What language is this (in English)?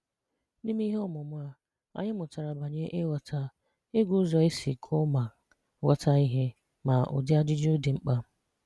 Igbo